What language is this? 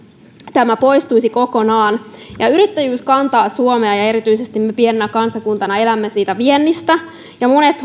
Finnish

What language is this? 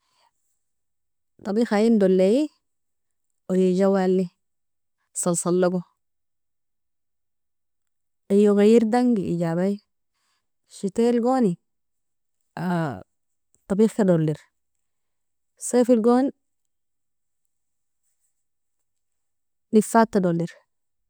Nobiin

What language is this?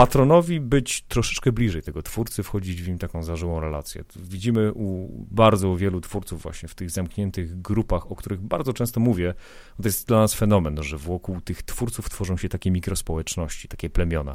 Polish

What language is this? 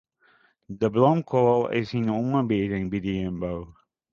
Western Frisian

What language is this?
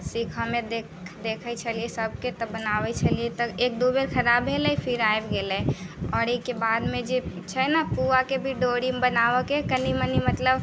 Maithili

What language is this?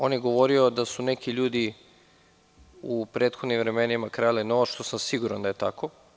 Serbian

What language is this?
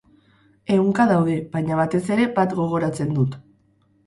Basque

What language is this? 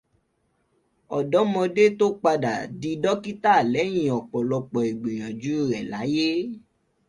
Yoruba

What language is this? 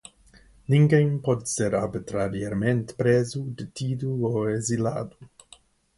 Portuguese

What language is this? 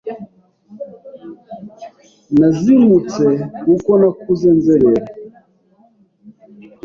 Kinyarwanda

